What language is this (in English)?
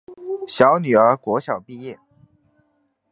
Chinese